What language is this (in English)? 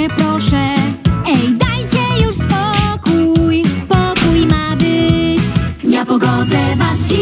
Polish